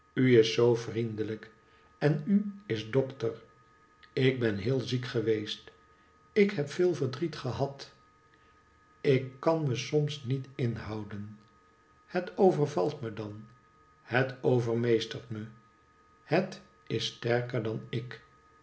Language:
Dutch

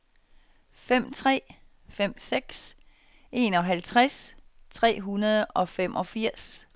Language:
Danish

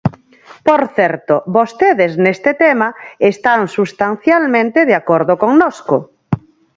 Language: Galician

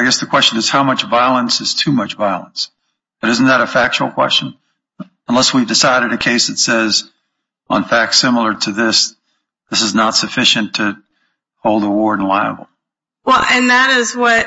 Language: English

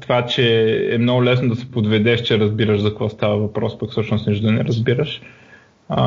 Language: Bulgarian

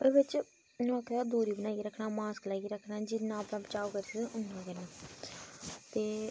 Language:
Dogri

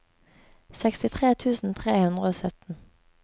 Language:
Norwegian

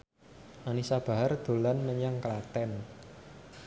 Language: Javanese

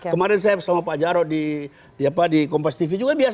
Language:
Indonesian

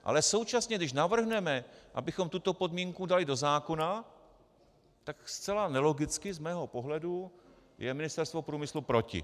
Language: Czech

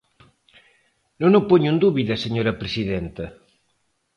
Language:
Galician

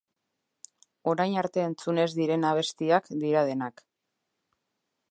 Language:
Basque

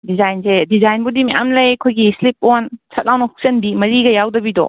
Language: Manipuri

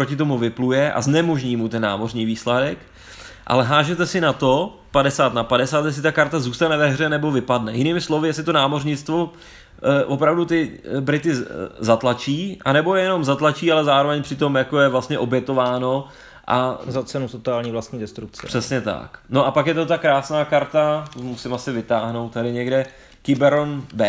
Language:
Czech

